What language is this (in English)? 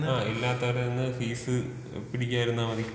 Malayalam